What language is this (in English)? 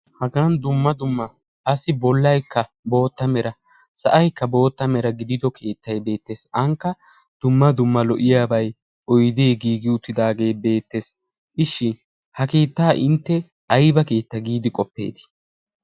Wolaytta